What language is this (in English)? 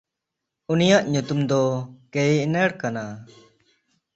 Santali